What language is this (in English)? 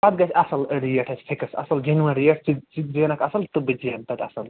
Kashmiri